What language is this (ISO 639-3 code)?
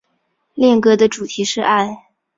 zho